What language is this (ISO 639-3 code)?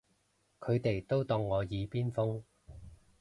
yue